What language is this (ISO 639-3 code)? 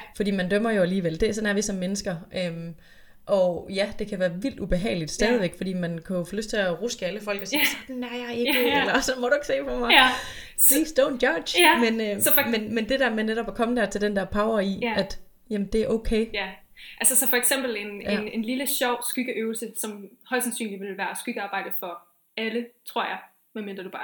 dan